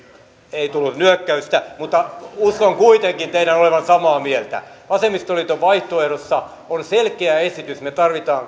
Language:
Finnish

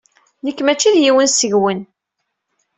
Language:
Kabyle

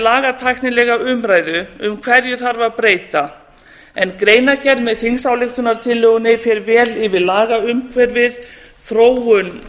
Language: Icelandic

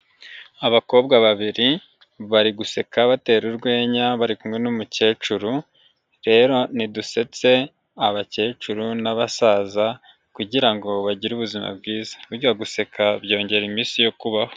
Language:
Kinyarwanda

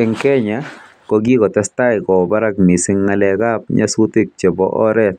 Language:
Kalenjin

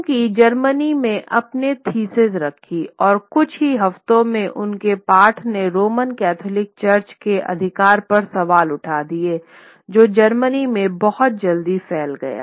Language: Hindi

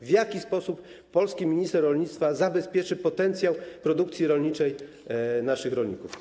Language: Polish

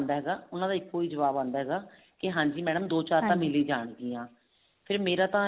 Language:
Punjabi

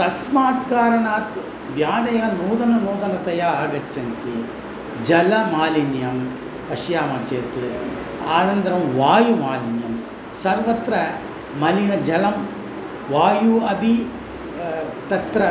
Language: Sanskrit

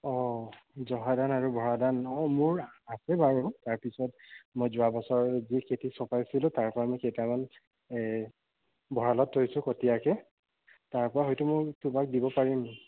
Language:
Assamese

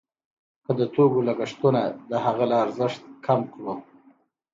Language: Pashto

